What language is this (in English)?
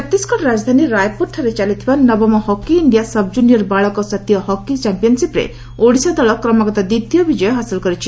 Odia